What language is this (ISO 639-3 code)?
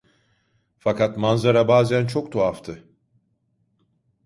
tur